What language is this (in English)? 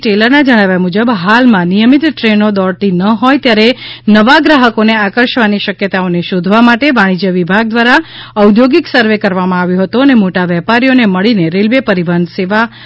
Gujarati